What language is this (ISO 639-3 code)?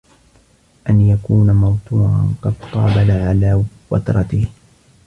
ara